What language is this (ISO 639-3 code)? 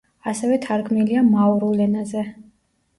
kat